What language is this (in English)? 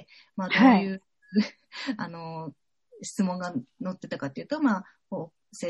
Japanese